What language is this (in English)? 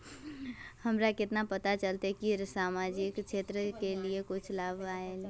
Magahi